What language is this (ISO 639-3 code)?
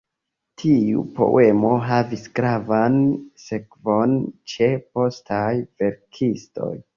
epo